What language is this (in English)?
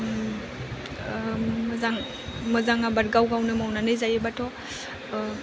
Bodo